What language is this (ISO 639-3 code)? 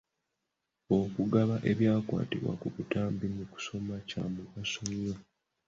lug